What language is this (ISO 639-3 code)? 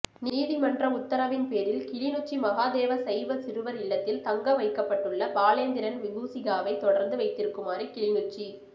tam